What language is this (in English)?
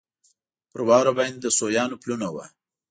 Pashto